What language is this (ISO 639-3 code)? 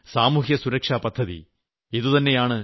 mal